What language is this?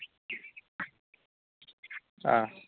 Manipuri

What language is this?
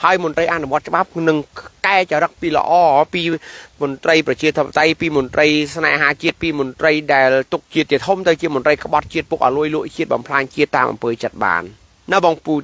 Thai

